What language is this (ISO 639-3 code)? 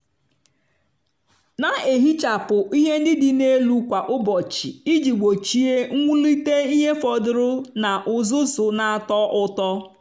ibo